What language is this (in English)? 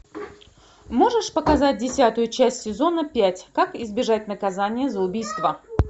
Russian